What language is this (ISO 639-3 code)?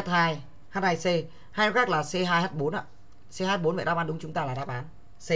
vie